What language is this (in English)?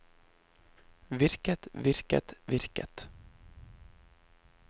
Norwegian